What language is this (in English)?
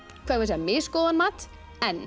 Icelandic